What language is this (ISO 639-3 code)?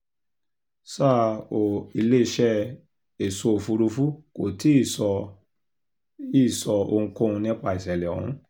yor